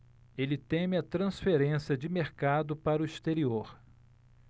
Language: Portuguese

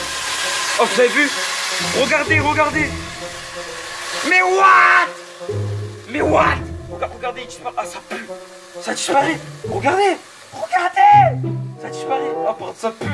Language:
French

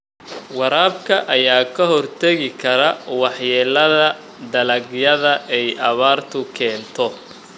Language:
Somali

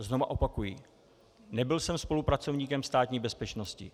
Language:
Czech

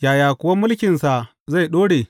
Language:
Hausa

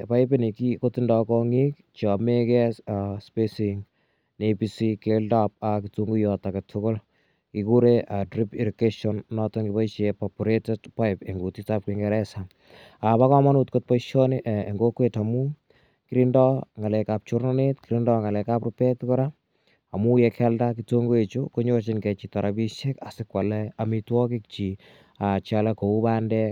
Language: Kalenjin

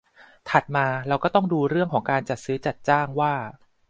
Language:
Thai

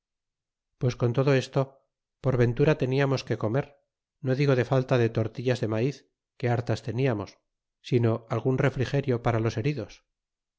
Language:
Spanish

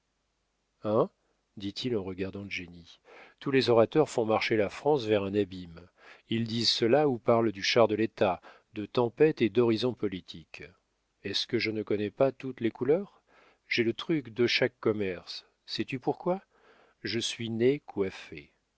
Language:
French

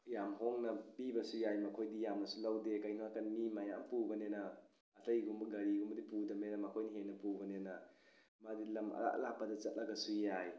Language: Manipuri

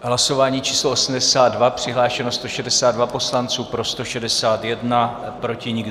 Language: Czech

